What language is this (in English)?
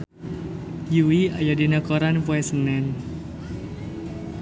Sundanese